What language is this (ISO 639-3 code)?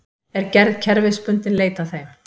isl